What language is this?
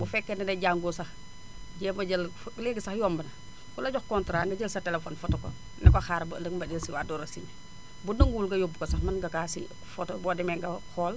Wolof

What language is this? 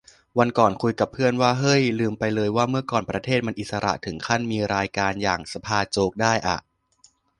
Thai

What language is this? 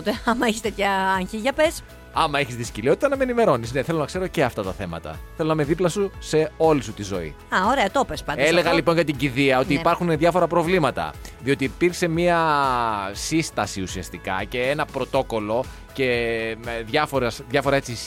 Greek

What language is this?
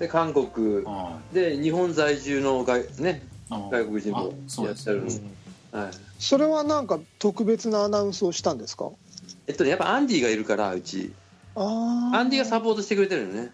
Japanese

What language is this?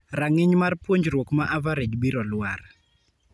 Luo (Kenya and Tanzania)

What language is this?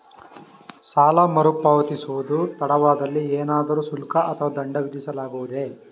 Kannada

